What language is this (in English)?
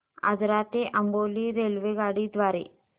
Marathi